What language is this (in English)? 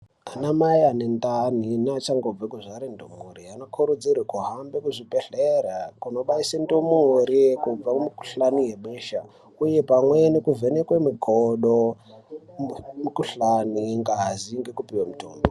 Ndau